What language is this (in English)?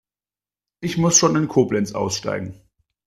German